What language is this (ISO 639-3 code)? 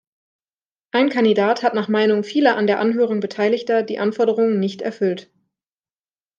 deu